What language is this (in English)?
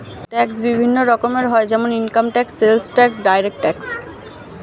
Bangla